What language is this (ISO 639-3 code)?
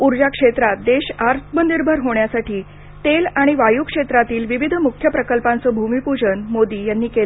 mar